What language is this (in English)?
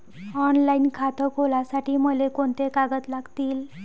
Marathi